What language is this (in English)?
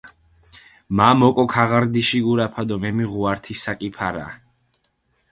Mingrelian